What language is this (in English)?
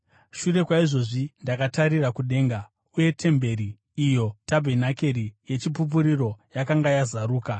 Shona